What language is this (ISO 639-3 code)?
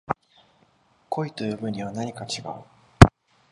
jpn